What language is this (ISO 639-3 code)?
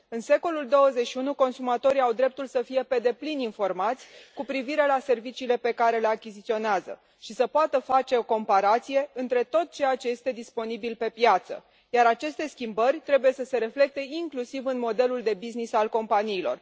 ron